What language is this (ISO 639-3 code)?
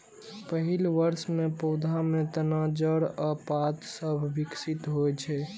mai